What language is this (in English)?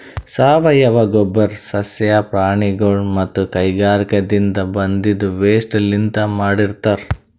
Kannada